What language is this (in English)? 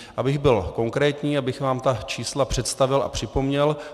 Czech